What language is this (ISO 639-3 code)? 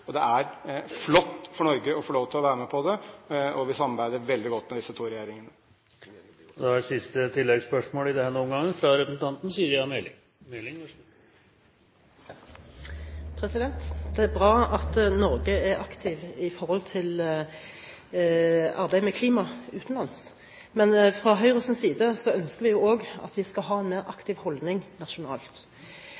nor